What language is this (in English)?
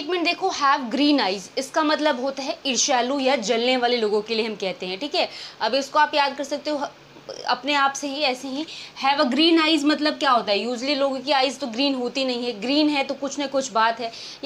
Hindi